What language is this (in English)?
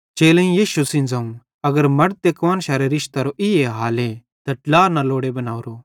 Bhadrawahi